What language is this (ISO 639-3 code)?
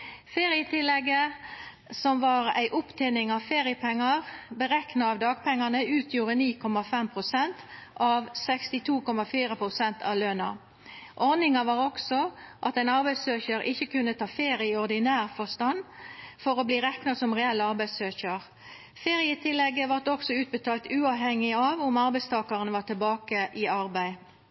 nno